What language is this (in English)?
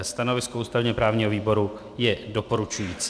Czech